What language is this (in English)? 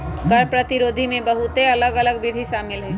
Magahi